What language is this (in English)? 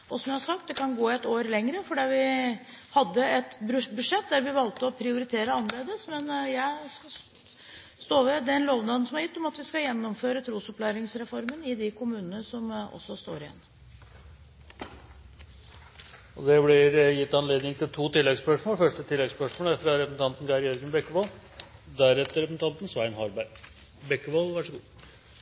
Norwegian Bokmål